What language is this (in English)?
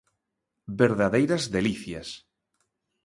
Galician